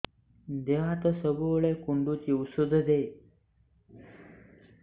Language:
Odia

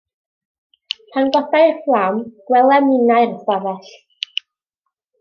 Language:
Welsh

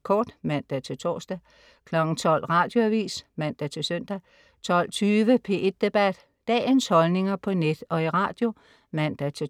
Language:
Danish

